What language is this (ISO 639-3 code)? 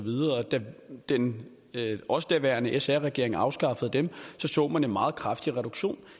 dan